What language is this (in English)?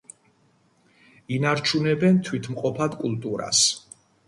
Georgian